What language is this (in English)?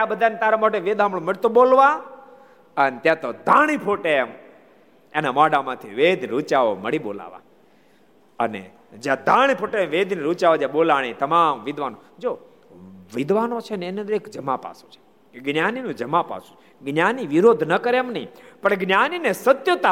Gujarati